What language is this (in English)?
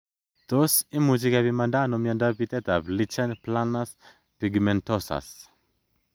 Kalenjin